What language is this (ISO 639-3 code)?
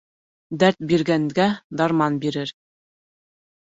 bak